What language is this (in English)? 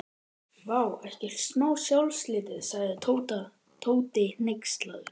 Icelandic